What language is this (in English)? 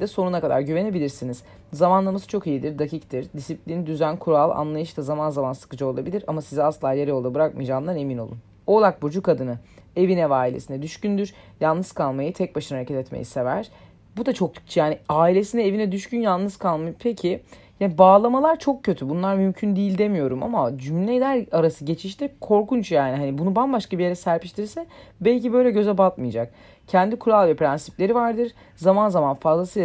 Turkish